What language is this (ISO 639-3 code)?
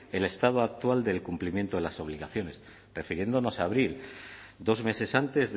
spa